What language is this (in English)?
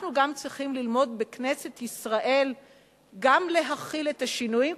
Hebrew